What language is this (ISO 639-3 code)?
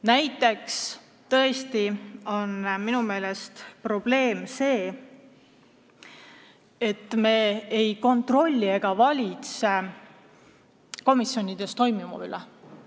est